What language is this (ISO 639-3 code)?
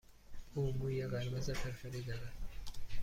fas